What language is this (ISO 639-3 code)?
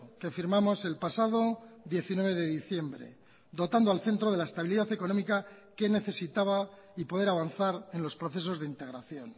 spa